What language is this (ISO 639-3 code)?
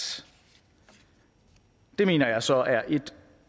dan